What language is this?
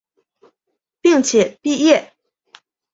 Chinese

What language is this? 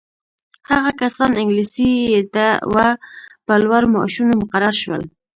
Pashto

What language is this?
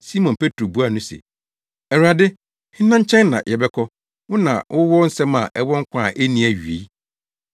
Akan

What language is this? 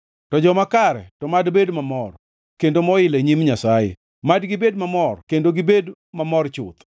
Luo (Kenya and Tanzania)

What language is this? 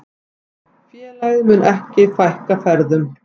Icelandic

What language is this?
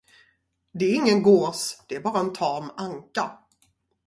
Swedish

